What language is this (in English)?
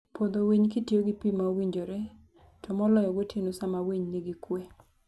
Luo (Kenya and Tanzania)